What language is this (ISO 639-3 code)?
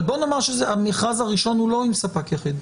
heb